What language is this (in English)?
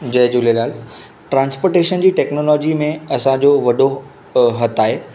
Sindhi